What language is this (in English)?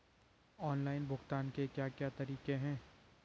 Hindi